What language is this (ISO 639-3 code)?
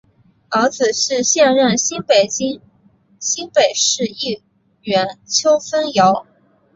zho